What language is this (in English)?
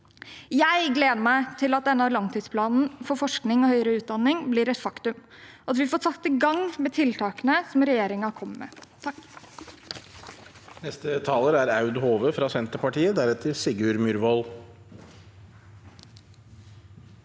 Norwegian